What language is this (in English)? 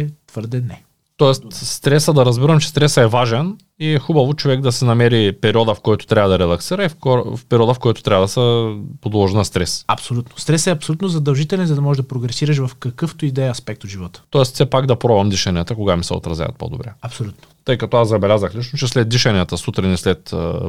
Bulgarian